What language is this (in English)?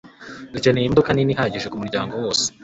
Kinyarwanda